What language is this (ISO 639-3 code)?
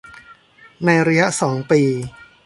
tha